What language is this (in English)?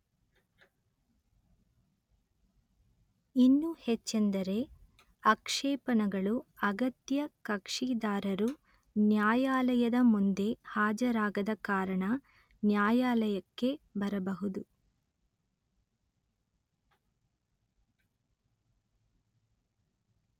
Kannada